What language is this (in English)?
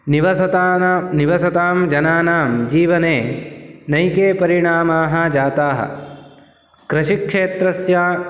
Sanskrit